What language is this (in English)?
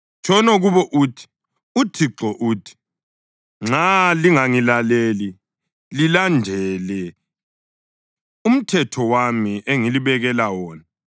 North Ndebele